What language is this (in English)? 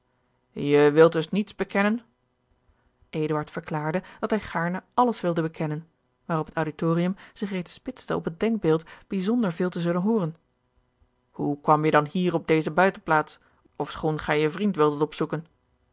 Dutch